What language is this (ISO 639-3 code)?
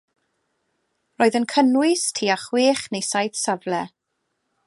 cym